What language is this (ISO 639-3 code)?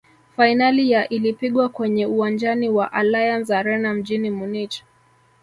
swa